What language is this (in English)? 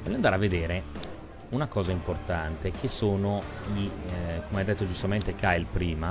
Italian